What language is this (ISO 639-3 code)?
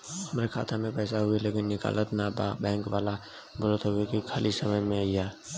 bho